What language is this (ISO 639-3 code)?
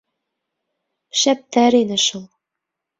bak